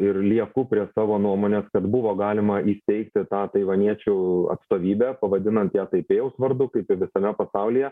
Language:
Lithuanian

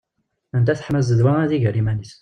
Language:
Kabyle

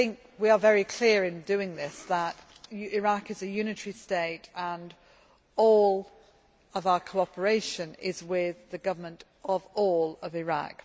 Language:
English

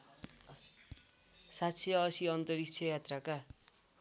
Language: Nepali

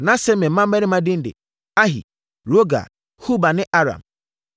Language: Akan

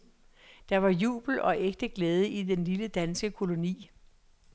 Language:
Danish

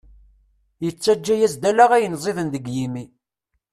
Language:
Kabyle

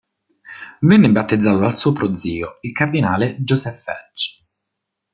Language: Italian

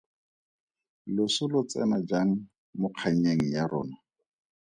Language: Tswana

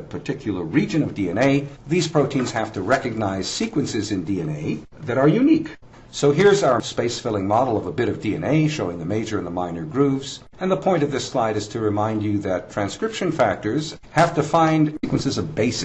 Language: English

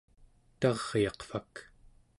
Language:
Central Yupik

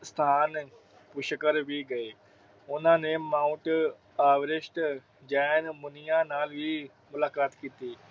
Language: Punjabi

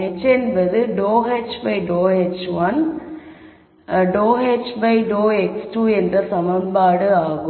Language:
Tamil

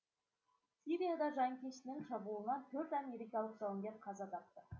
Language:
Kazakh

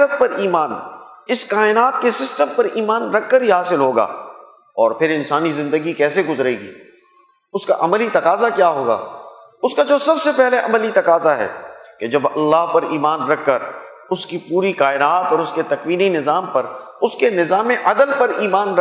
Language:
Urdu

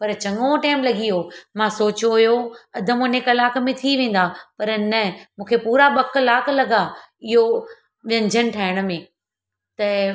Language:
Sindhi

